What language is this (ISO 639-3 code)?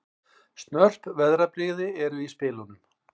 isl